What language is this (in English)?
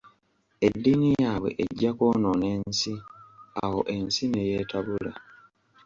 Ganda